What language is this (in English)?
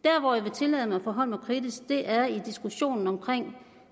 Danish